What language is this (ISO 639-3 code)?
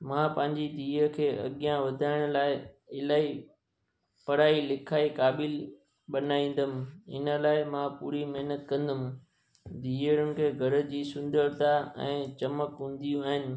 snd